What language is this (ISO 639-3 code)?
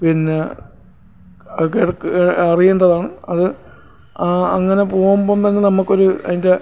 mal